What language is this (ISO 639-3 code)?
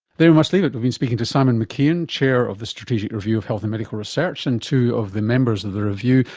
eng